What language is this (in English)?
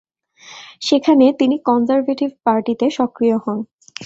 Bangla